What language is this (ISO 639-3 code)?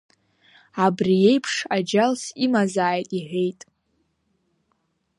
abk